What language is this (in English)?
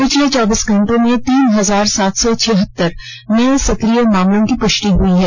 Hindi